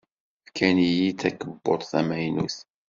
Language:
Kabyle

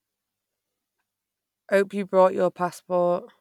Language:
English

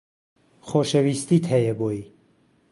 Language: Central Kurdish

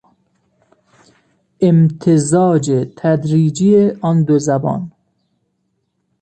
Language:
Persian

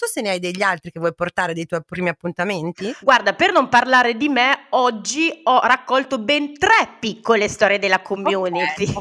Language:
Italian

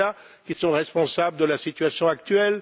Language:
French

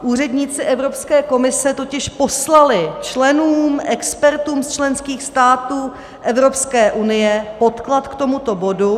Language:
Czech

